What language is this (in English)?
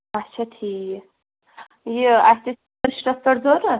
Kashmiri